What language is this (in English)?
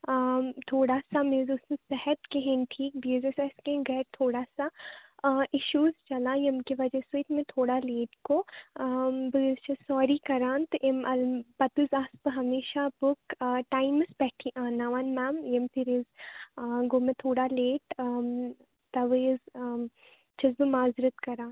Kashmiri